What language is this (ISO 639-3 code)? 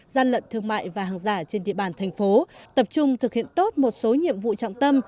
vie